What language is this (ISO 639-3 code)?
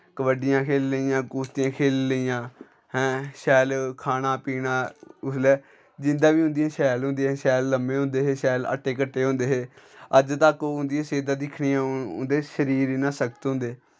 doi